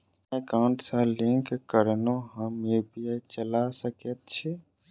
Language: Maithili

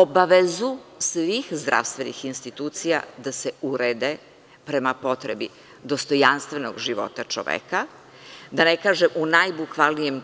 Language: Serbian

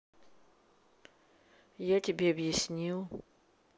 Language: Russian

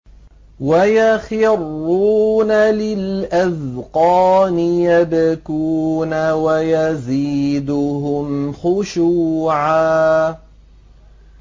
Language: Arabic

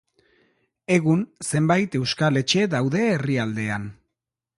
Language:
Basque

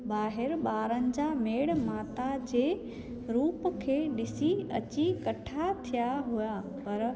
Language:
Sindhi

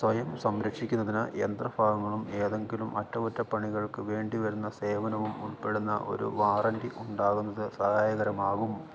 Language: Malayalam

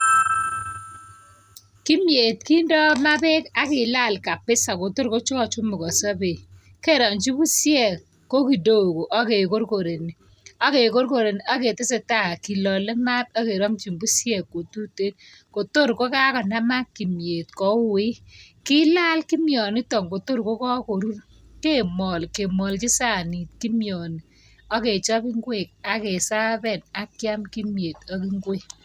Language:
Kalenjin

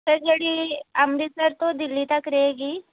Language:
Punjabi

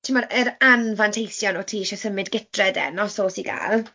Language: Welsh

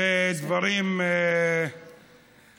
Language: Hebrew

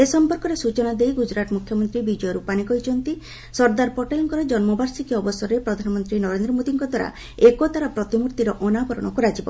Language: Odia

